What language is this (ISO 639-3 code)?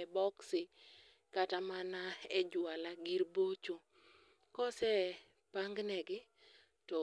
luo